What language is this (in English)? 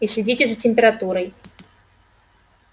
Russian